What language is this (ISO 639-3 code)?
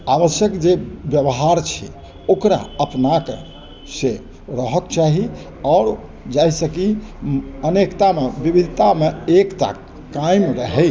mai